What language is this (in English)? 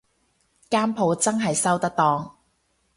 Cantonese